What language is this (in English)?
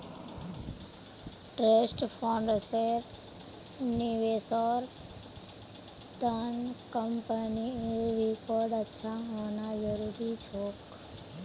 Magahi